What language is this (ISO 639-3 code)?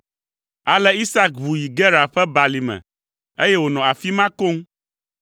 ewe